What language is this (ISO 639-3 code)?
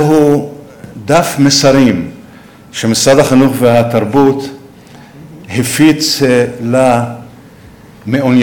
heb